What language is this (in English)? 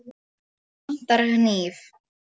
Icelandic